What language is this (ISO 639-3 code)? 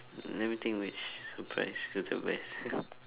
eng